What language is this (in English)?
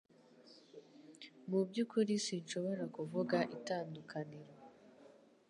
Kinyarwanda